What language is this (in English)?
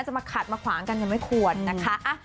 Thai